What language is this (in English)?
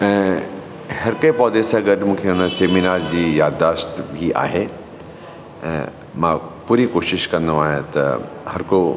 Sindhi